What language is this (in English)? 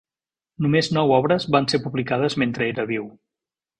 Catalan